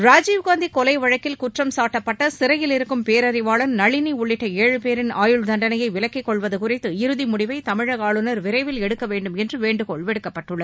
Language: Tamil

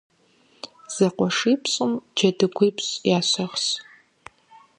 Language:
Kabardian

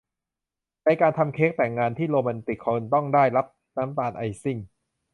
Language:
Thai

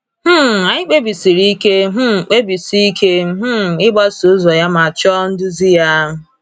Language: Igbo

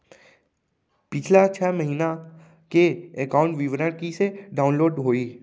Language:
Chhattisgarhi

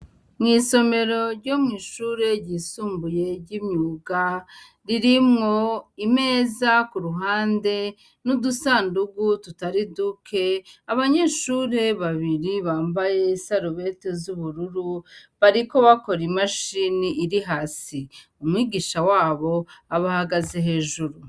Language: Rundi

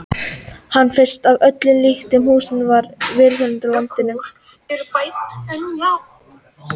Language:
Icelandic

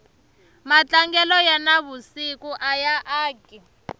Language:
Tsonga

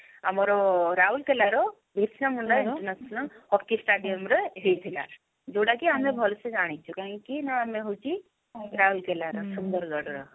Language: Odia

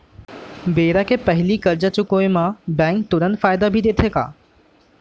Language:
Chhattisgarhi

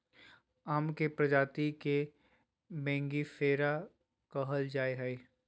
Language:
Magahi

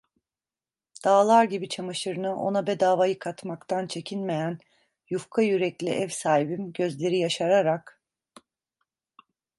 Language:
Turkish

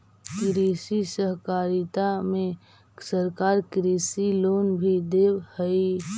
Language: Magahi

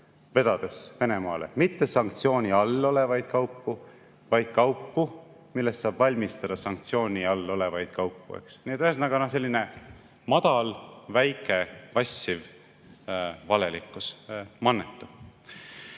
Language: Estonian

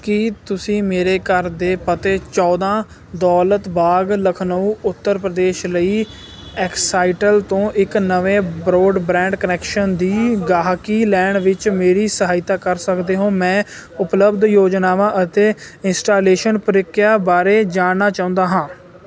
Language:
Punjabi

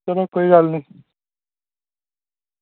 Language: Dogri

